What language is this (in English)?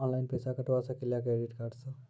Maithili